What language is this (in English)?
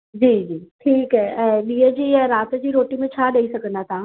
Sindhi